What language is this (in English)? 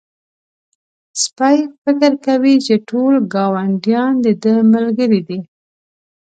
Pashto